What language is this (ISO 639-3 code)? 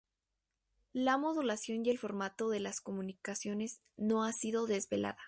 spa